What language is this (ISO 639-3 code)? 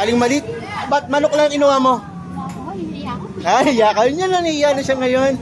fil